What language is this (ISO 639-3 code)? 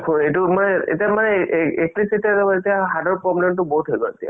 asm